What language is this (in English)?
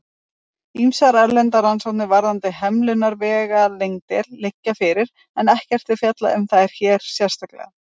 Icelandic